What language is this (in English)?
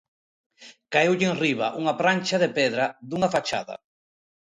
Galician